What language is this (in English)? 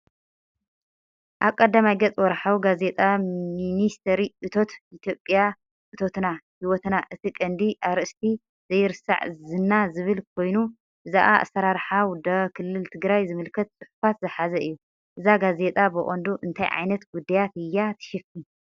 Tigrinya